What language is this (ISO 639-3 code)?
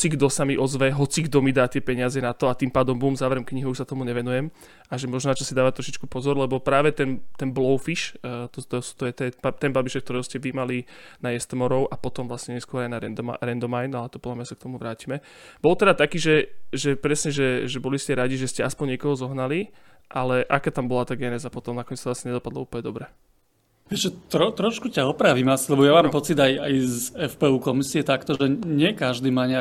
slk